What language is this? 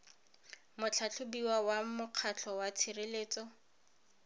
Tswana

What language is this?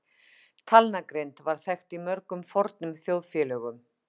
Icelandic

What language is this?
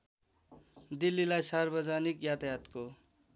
Nepali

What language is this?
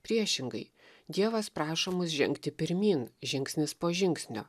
Lithuanian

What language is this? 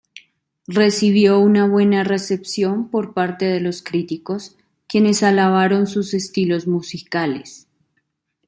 Spanish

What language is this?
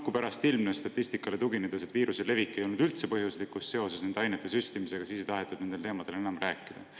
Estonian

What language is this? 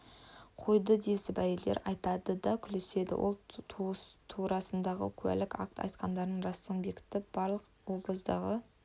Kazakh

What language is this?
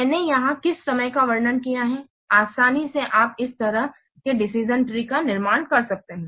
Hindi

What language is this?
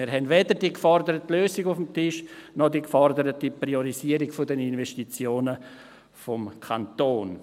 Swiss German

